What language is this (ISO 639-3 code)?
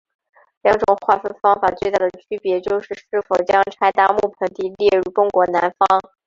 zho